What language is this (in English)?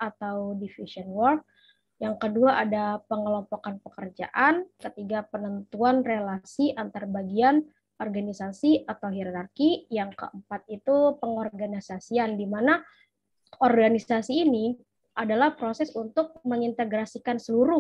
Indonesian